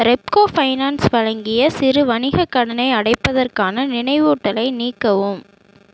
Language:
Tamil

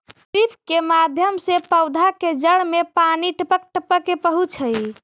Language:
Magahi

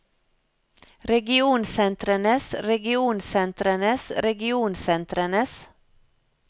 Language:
Norwegian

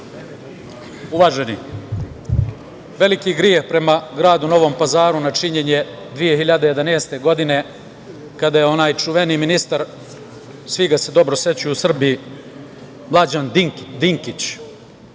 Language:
Serbian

